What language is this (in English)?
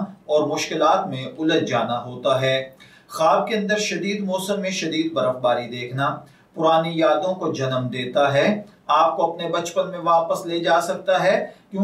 Hindi